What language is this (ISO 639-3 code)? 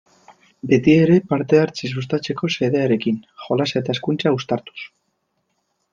eus